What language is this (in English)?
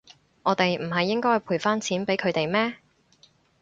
Cantonese